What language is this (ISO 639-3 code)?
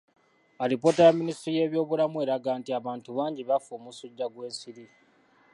lug